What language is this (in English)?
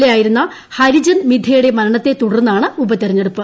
Malayalam